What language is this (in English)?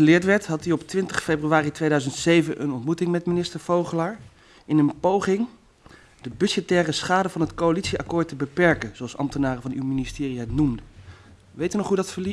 Dutch